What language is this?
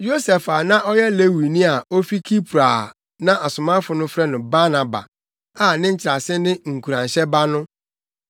Akan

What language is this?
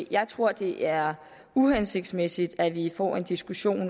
Danish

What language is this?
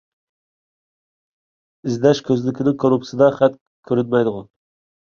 Uyghur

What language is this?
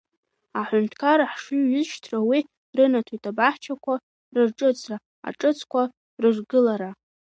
Abkhazian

